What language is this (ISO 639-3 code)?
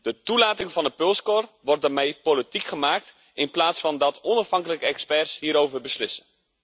nld